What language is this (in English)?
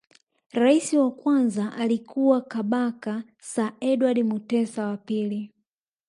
Swahili